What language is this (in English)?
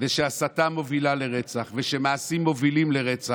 Hebrew